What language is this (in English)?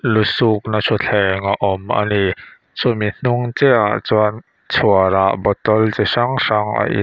Mizo